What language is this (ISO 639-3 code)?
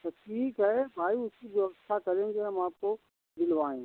hin